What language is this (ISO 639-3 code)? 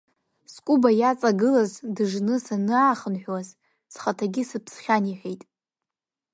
abk